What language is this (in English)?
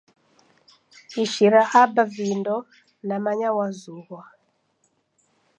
Taita